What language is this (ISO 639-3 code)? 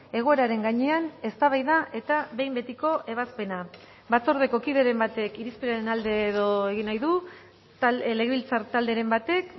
eus